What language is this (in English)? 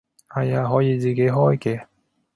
Cantonese